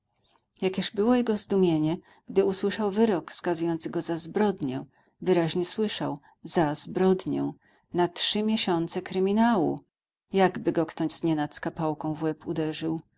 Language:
Polish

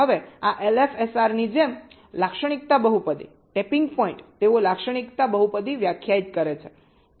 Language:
Gujarati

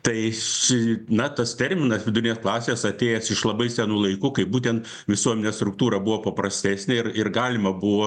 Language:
Lithuanian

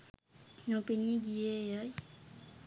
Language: Sinhala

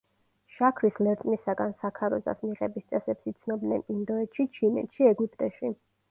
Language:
Georgian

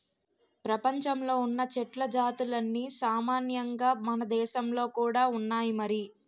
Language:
Telugu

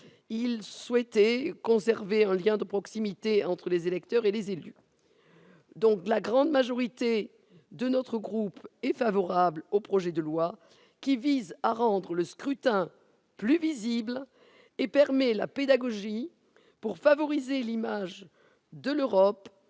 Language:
French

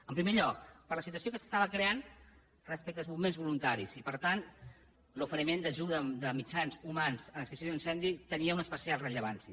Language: Catalan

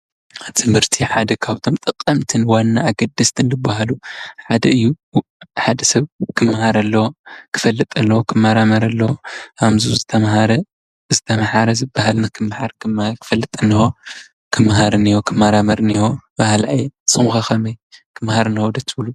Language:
Tigrinya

